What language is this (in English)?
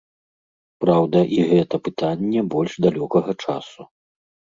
Belarusian